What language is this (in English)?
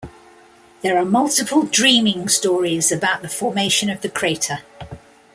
English